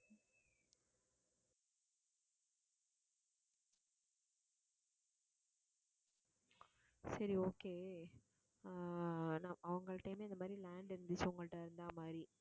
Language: Tamil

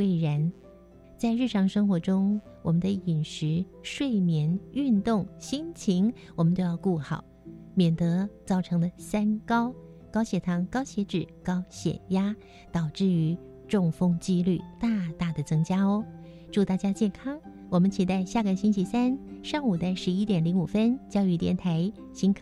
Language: Chinese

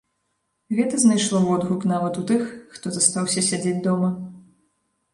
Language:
Belarusian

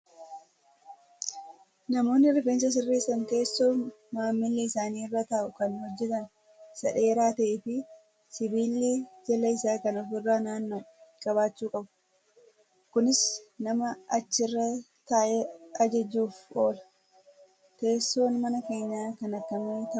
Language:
Oromo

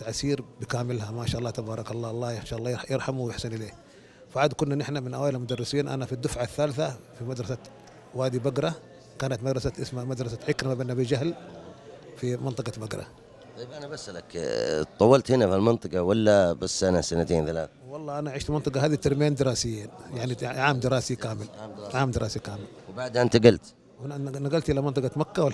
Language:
Arabic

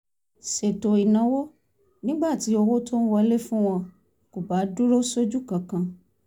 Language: Yoruba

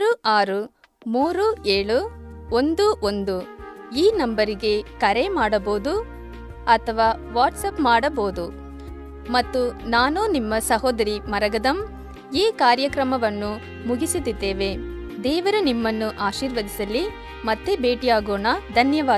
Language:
Kannada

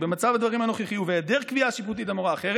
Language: Hebrew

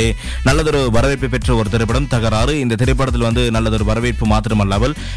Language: Tamil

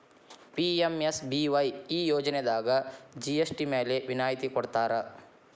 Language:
Kannada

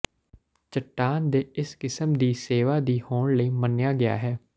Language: Punjabi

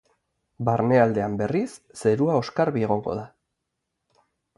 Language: Basque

